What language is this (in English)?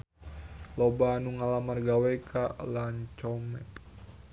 Sundanese